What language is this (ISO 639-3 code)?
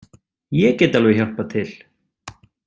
isl